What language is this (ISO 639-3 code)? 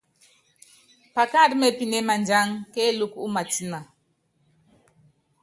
yav